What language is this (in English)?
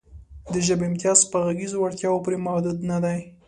Pashto